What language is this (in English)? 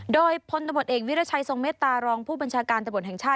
Thai